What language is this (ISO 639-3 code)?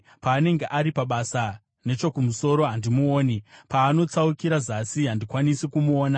sna